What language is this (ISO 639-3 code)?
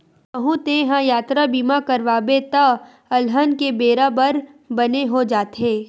hne